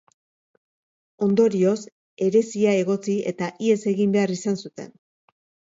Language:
Basque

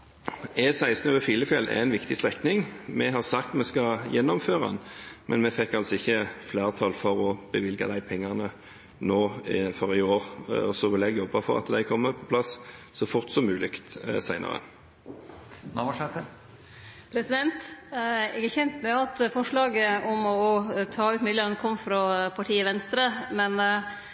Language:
Norwegian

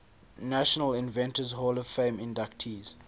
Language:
English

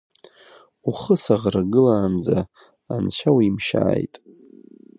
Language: Abkhazian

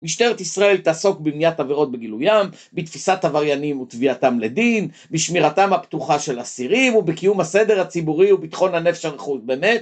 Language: Hebrew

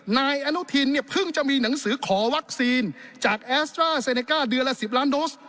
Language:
Thai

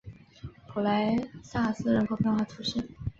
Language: Chinese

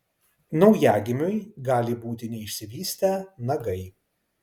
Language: Lithuanian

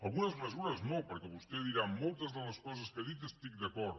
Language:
Catalan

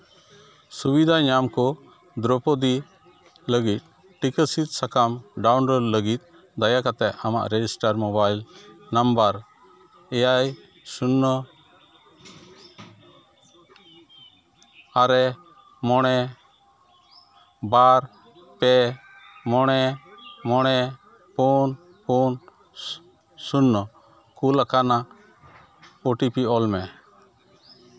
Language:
Santali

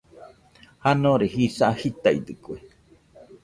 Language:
Nüpode Huitoto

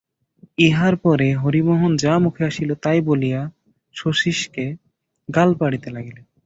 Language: Bangla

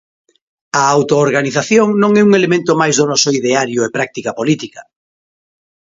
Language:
Galician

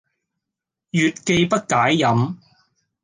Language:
Cantonese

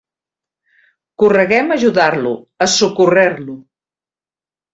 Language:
Catalan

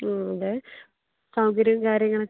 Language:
Malayalam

